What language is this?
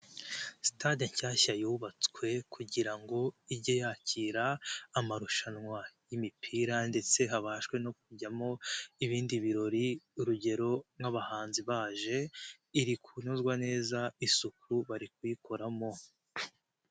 Kinyarwanda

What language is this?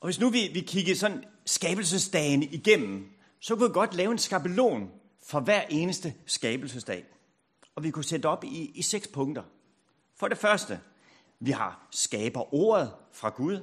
Danish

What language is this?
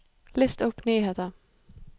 Norwegian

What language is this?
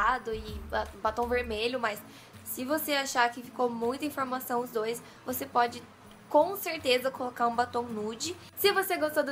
Portuguese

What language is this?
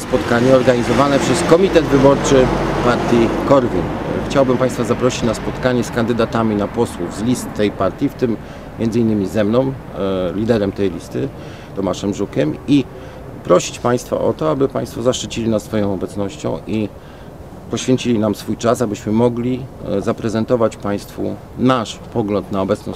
Polish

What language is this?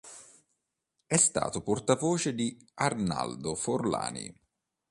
Italian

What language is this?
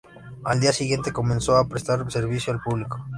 Spanish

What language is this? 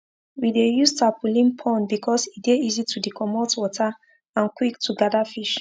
Nigerian Pidgin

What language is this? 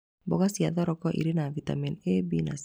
Kikuyu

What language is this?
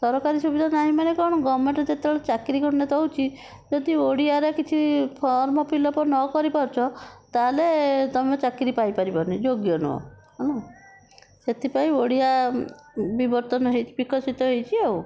Odia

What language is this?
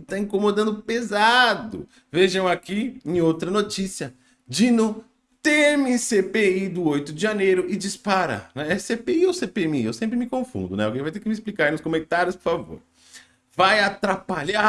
Portuguese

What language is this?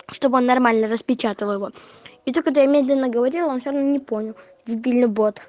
Russian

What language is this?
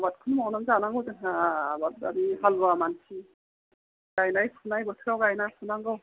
Bodo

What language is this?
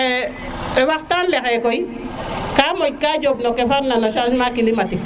Serer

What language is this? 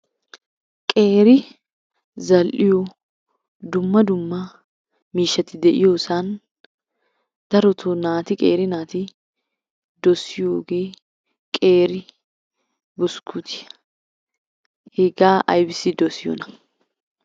Wolaytta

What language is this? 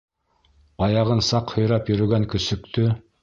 Bashkir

